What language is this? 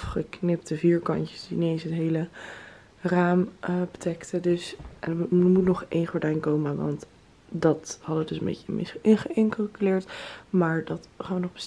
Dutch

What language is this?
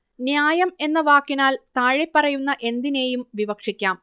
Malayalam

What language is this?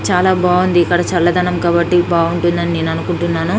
Telugu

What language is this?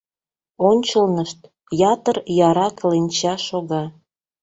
Mari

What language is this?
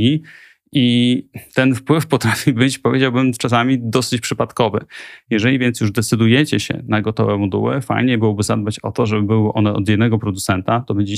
Polish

